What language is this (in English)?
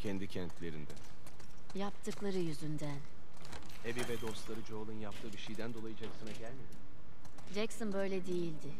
Turkish